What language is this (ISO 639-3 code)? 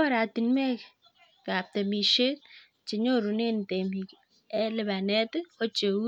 kln